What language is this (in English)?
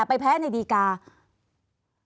Thai